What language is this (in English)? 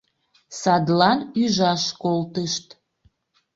Mari